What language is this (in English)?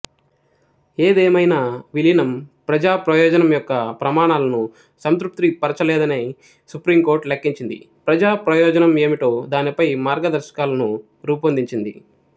Telugu